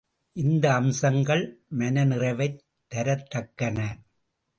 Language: Tamil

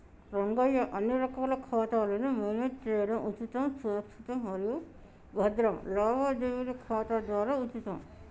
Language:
Telugu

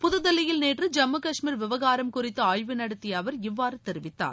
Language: Tamil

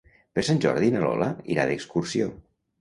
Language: Catalan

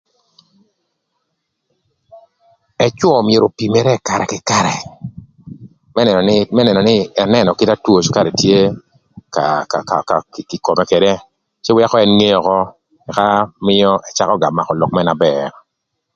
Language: Thur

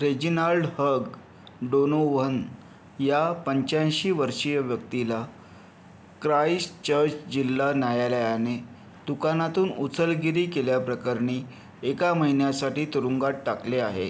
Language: Marathi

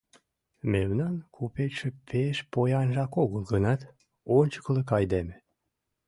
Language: Mari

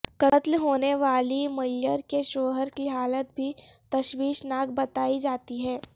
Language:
Urdu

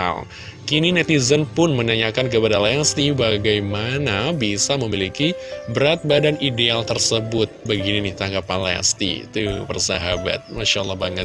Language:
Indonesian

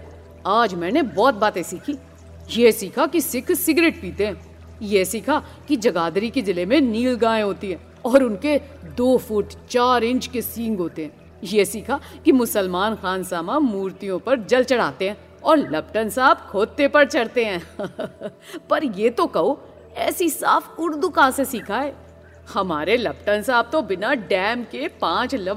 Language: Hindi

